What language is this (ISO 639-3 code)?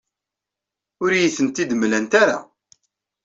kab